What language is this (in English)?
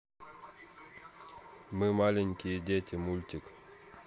Russian